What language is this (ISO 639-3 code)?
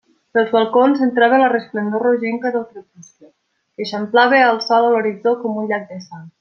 cat